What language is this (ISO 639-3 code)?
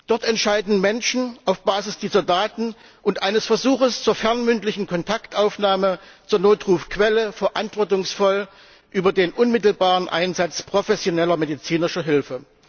deu